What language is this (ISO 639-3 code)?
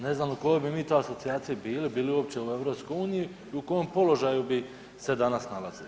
hrv